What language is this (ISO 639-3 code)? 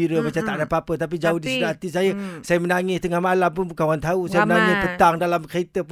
msa